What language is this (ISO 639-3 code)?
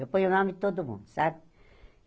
por